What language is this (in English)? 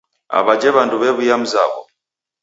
Taita